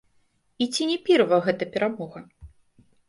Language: Belarusian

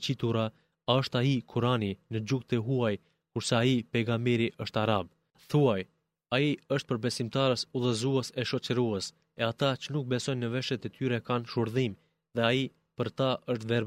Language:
Greek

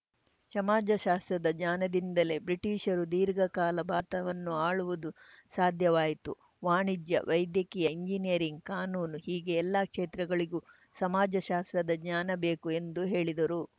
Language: Kannada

